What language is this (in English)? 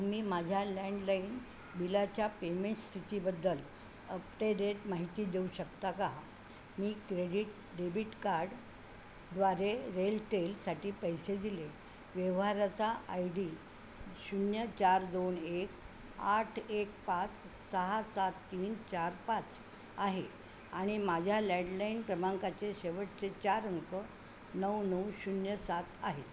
Marathi